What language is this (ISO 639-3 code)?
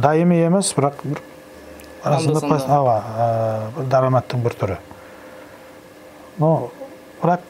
tur